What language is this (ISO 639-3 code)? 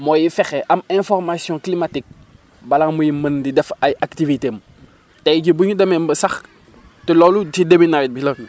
wol